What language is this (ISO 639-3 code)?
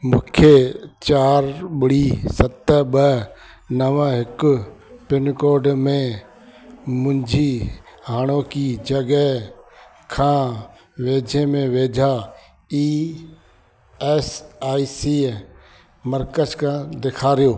snd